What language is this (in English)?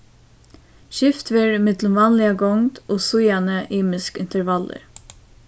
Faroese